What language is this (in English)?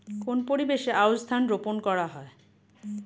Bangla